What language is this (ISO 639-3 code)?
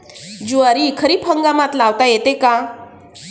mar